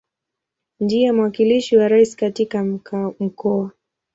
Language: Swahili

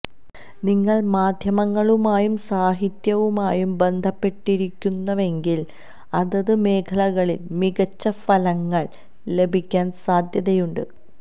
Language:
Malayalam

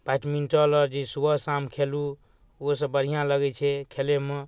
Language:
Maithili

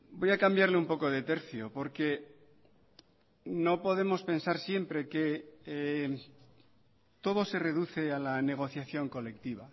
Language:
Spanish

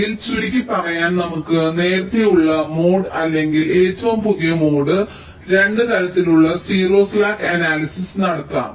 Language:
Malayalam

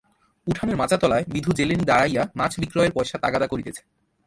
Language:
Bangla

